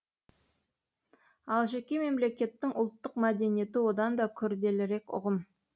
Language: Kazakh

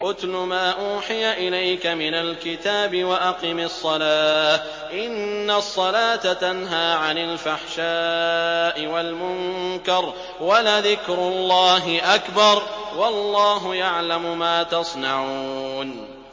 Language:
Arabic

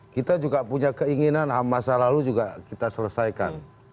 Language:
Indonesian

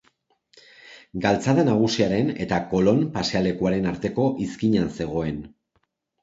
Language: Basque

